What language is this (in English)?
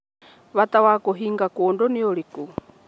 Kikuyu